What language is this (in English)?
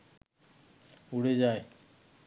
Bangla